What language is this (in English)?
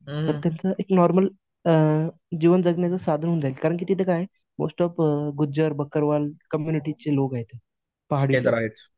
Marathi